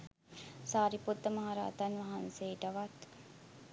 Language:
Sinhala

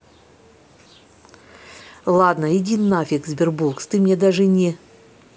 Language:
Russian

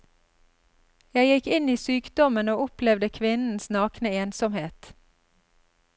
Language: Norwegian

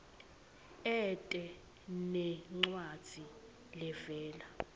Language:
Swati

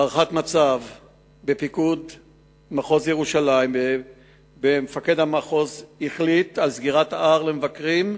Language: Hebrew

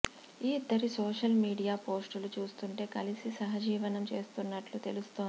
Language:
Telugu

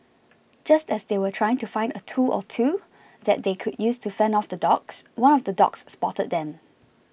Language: English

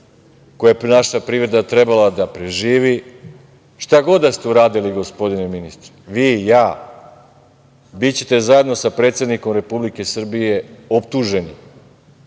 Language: Serbian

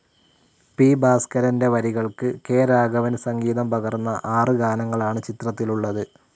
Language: Malayalam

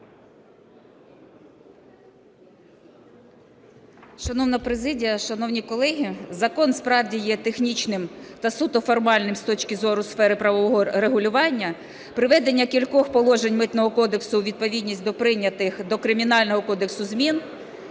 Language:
Ukrainian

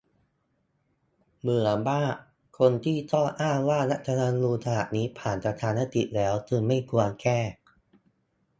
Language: Thai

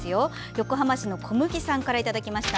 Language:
Japanese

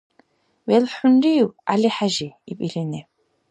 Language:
Dargwa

